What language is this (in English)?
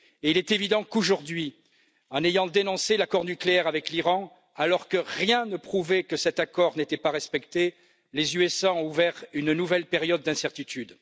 French